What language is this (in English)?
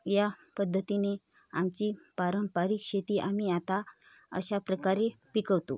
Marathi